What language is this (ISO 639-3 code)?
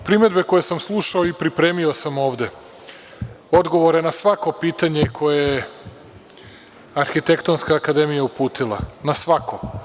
srp